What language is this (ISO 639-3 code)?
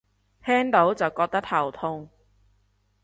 yue